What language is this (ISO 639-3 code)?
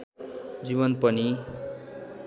nep